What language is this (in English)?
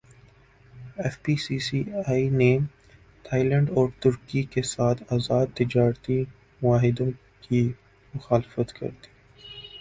Urdu